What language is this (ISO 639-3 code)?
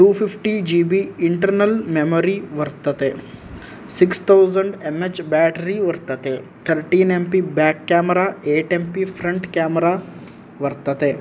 san